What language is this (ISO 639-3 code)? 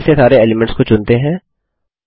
hin